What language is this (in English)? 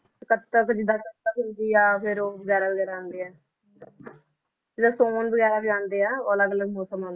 Punjabi